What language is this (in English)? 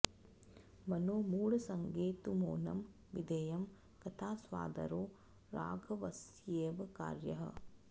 Sanskrit